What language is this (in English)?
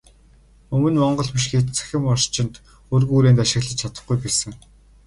Mongolian